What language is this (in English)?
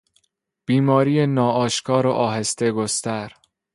Persian